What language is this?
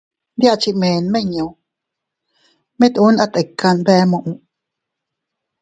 Teutila Cuicatec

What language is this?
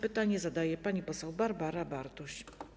Polish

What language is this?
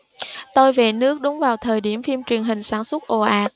Vietnamese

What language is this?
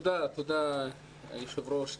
Hebrew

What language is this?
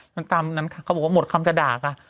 Thai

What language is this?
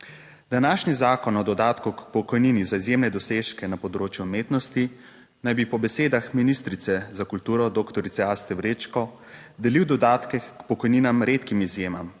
Slovenian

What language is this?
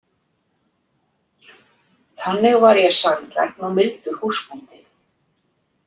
Icelandic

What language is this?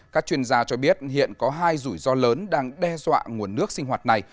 Vietnamese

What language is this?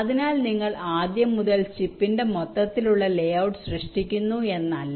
Malayalam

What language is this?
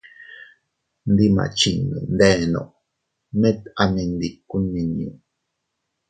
Teutila Cuicatec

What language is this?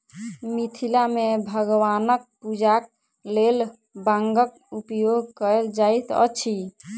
Maithili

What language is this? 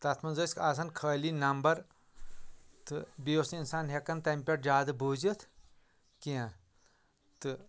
Kashmiri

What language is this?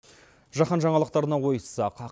Kazakh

